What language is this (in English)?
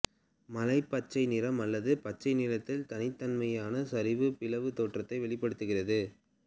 Tamil